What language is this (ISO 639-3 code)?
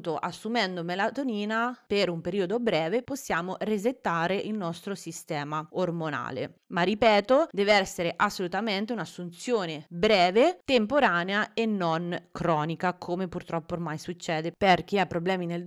ita